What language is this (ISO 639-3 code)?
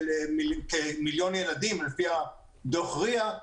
heb